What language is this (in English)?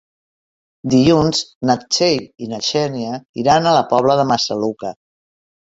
Catalan